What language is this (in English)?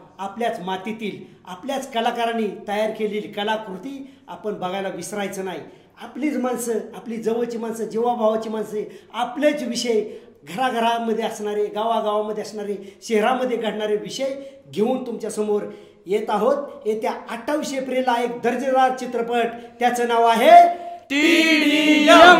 Marathi